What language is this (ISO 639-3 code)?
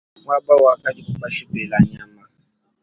lua